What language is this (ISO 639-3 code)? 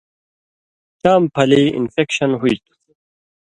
mvy